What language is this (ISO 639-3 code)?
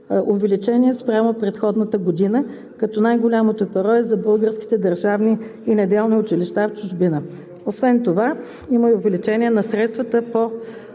bul